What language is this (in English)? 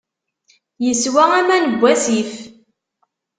Kabyle